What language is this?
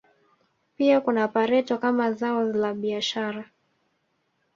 Swahili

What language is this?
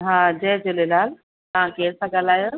Sindhi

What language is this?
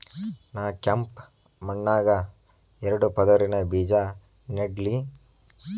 Kannada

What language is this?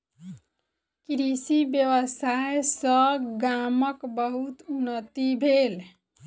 Maithili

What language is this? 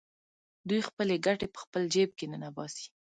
Pashto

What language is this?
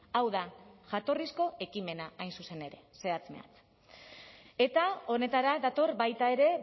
Basque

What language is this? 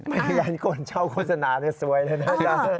Thai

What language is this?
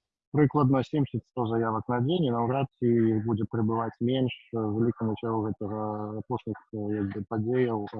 Russian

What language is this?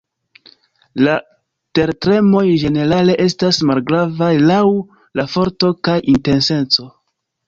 Esperanto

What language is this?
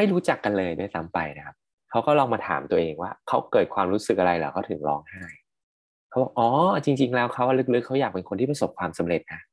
Thai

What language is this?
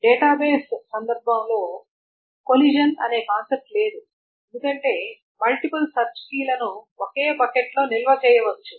Telugu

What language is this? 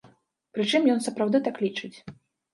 Belarusian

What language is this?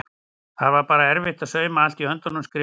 Icelandic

